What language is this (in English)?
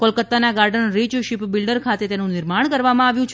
Gujarati